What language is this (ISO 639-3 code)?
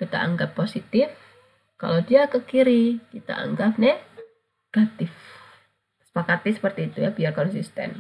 ind